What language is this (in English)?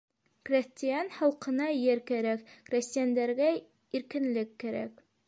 Bashkir